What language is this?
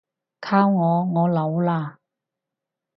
Cantonese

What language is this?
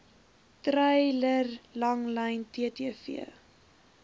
Afrikaans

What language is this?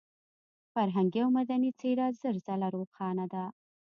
Pashto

